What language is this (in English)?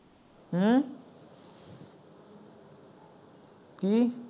Punjabi